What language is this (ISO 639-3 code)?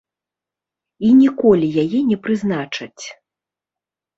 bel